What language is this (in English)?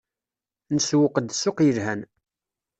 Kabyle